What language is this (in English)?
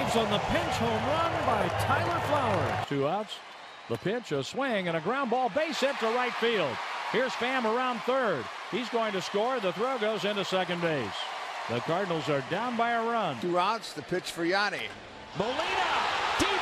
English